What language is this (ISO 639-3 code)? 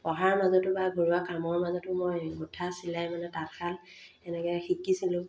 asm